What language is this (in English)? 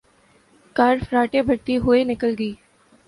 Urdu